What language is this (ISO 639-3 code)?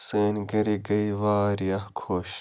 kas